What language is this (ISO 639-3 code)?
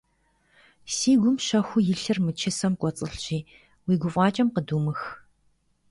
kbd